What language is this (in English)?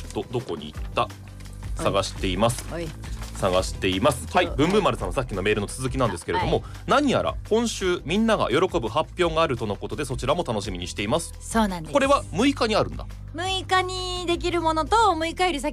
Japanese